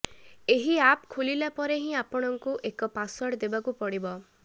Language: Odia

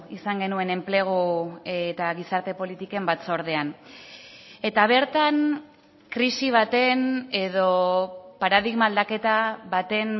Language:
Basque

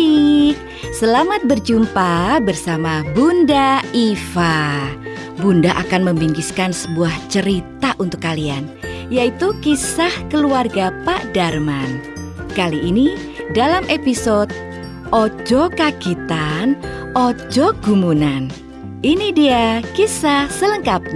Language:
Indonesian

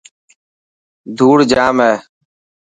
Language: Dhatki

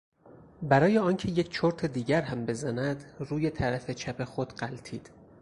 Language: Persian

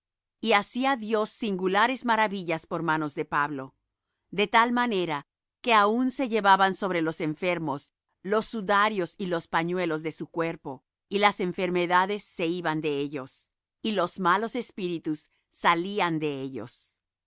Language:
Spanish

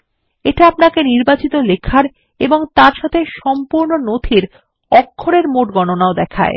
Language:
Bangla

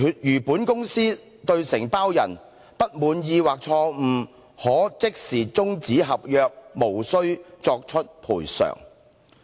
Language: Cantonese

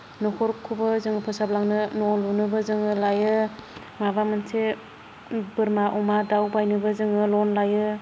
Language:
Bodo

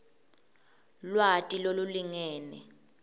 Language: Swati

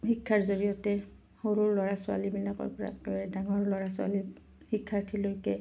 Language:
Assamese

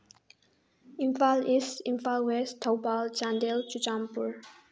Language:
Manipuri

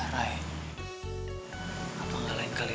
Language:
Indonesian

